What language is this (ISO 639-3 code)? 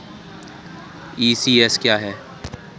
hin